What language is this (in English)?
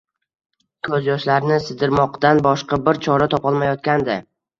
Uzbek